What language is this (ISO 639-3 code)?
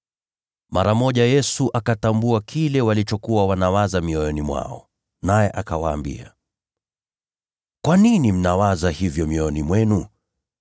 swa